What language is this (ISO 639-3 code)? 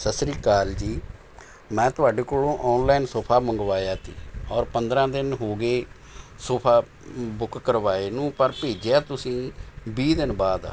pan